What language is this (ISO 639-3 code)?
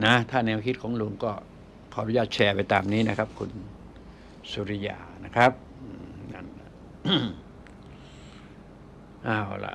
tha